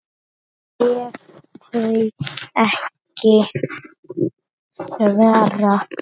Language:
Icelandic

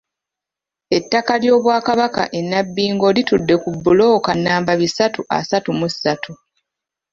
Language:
Ganda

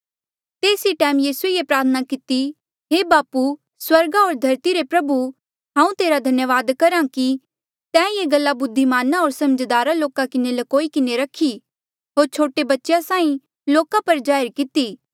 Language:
Mandeali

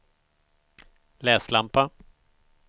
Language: Swedish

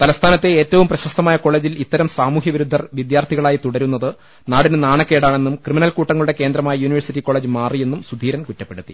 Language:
Malayalam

